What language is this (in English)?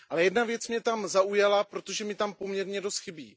Czech